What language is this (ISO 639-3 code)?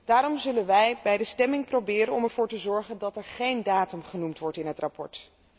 nld